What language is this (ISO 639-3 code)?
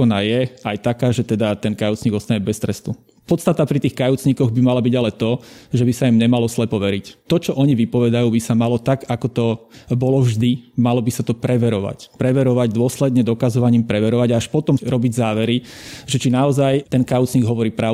slk